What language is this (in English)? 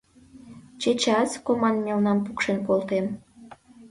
Mari